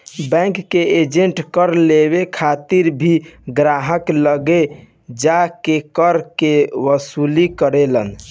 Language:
Bhojpuri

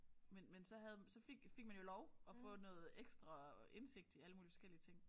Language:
Danish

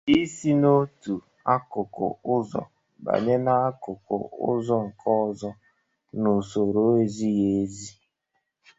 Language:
Igbo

